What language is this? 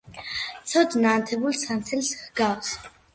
Georgian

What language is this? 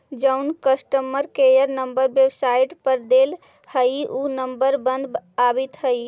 Magahi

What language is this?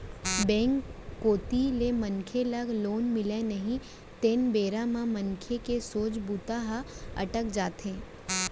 Chhattisgarhi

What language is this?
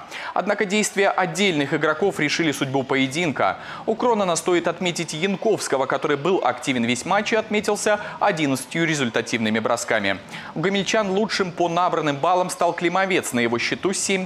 Russian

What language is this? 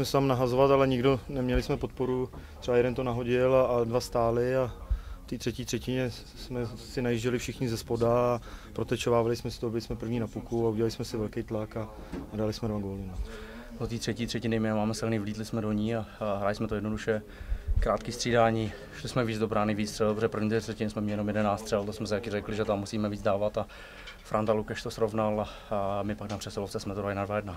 Czech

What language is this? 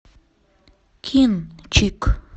Russian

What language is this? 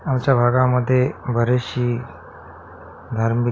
Marathi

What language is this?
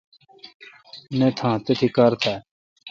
Kalkoti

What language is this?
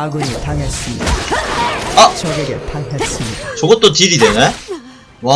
Korean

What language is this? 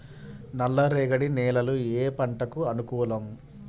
Telugu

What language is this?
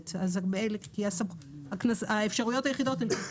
Hebrew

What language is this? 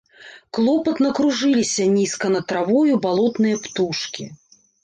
Belarusian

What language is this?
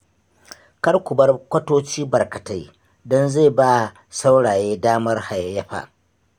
Hausa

